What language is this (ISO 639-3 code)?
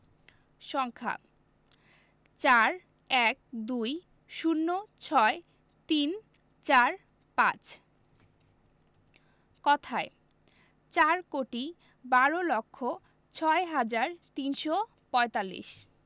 ben